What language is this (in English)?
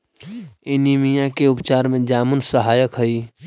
Magahi